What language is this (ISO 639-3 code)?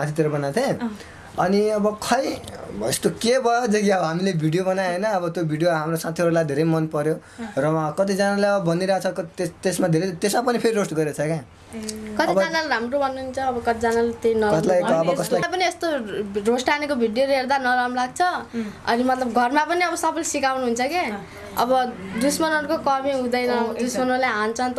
nep